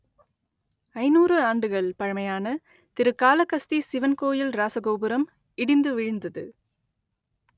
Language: Tamil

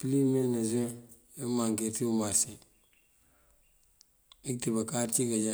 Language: Mandjak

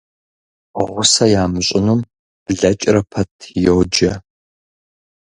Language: Kabardian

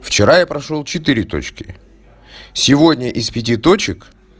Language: Russian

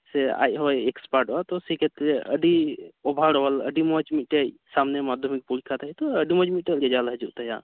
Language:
Santali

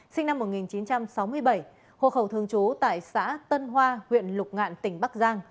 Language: Vietnamese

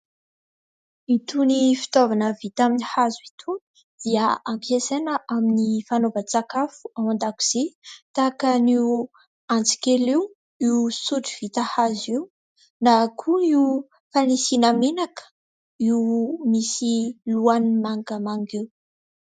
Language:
Malagasy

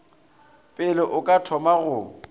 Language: Northern Sotho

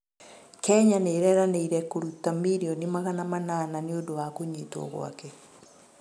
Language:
Kikuyu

